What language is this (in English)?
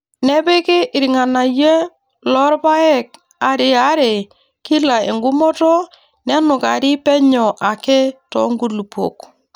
Masai